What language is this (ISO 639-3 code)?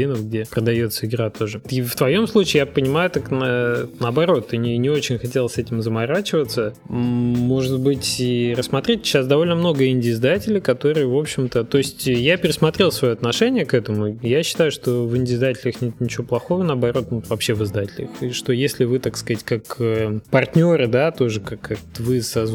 rus